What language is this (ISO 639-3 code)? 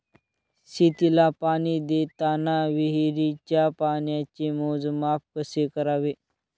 mar